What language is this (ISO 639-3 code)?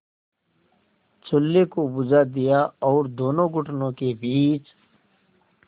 hin